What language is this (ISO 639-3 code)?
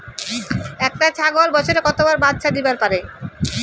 ben